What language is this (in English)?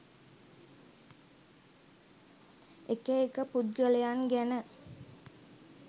Sinhala